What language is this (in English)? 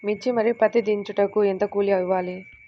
Telugu